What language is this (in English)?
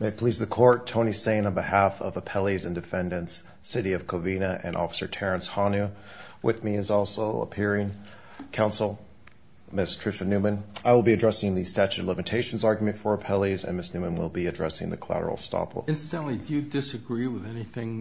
English